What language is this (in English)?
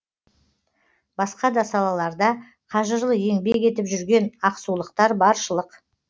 Kazakh